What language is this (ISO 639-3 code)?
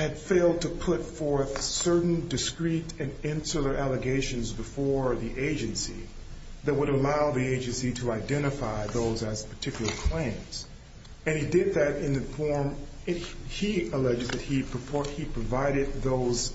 eng